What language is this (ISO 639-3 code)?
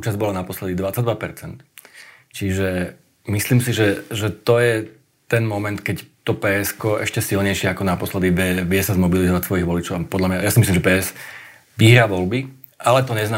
slk